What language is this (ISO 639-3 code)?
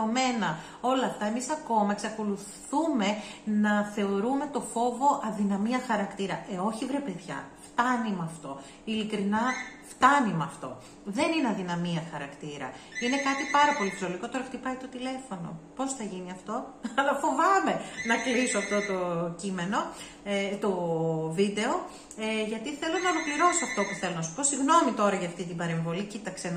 ell